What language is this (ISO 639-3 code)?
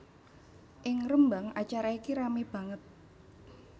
jav